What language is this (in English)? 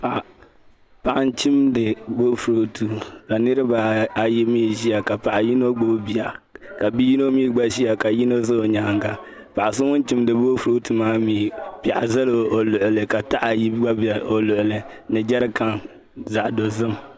Dagbani